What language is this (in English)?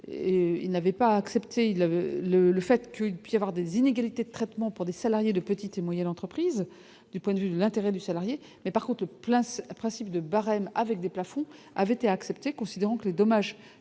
French